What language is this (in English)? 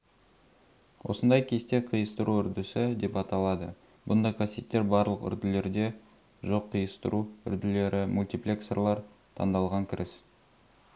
Kazakh